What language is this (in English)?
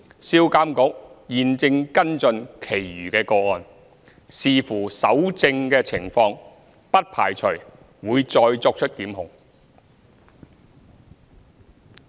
Cantonese